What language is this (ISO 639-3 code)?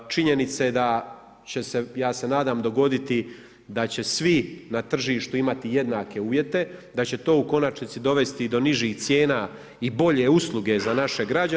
hrv